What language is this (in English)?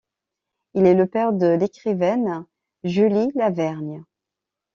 French